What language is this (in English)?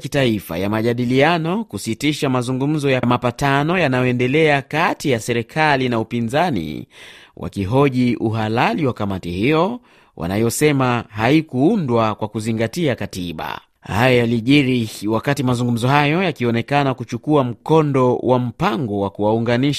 Swahili